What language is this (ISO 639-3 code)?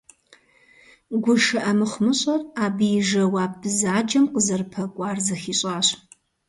kbd